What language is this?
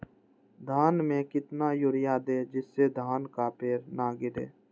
Magahi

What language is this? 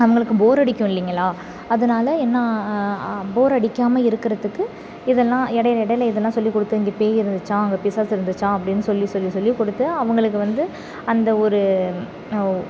Tamil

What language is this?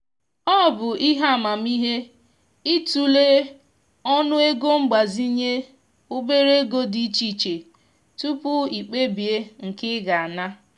Igbo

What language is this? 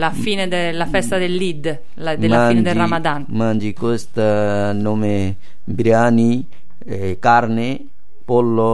Italian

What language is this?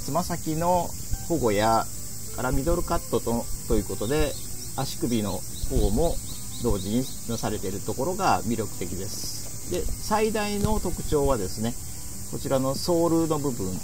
Japanese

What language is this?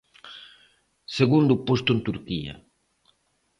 Galician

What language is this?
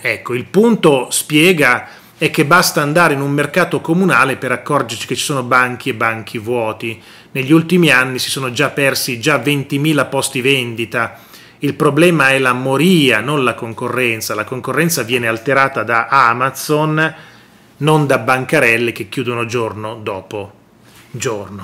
Italian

